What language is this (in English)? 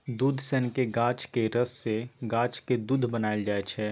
Maithili